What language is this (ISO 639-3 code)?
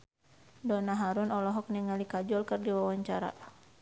sun